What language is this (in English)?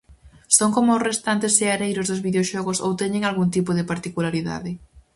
Galician